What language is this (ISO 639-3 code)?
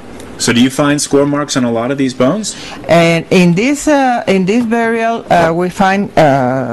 eng